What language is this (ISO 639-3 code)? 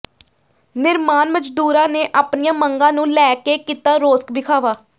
pan